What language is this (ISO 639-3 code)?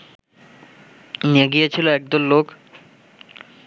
ben